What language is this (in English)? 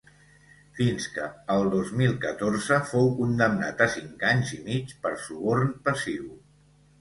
Catalan